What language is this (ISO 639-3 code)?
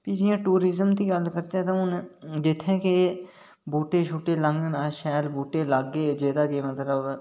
doi